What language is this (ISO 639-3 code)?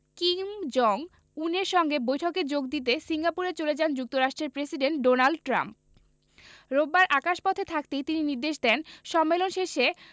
ben